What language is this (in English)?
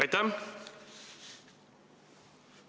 Estonian